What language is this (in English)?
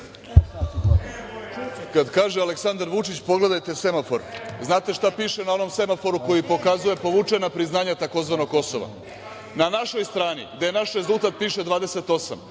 Serbian